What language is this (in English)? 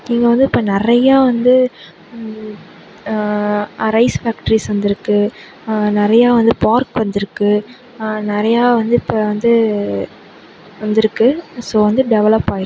Tamil